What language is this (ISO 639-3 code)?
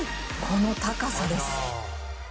jpn